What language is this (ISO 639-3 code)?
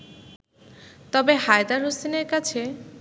ben